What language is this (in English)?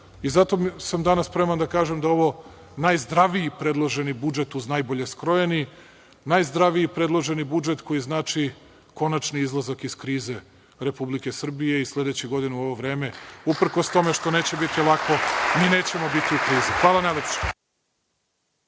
Serbian